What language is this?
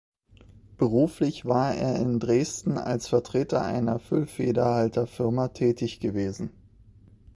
German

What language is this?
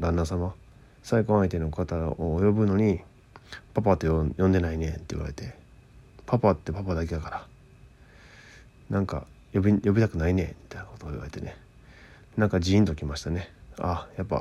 Japanese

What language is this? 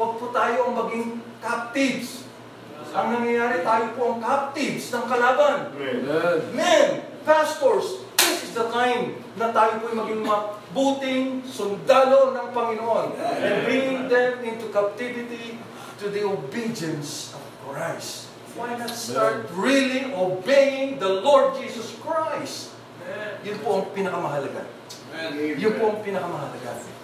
Filipino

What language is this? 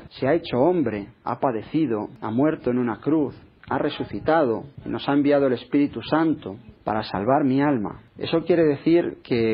Spanish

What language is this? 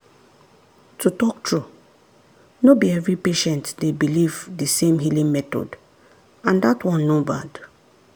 Nigerian Pidgin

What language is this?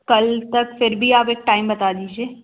Hindi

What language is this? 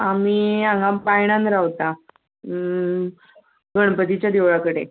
Konkani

